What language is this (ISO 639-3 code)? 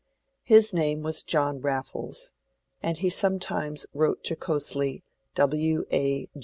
eng